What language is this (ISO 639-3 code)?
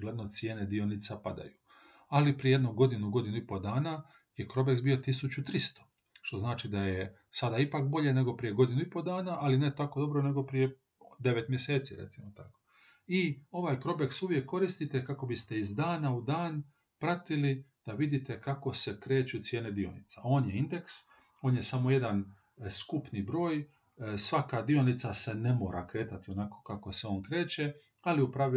hrv